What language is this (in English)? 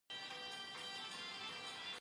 Pashto